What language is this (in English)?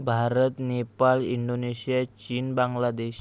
Marathi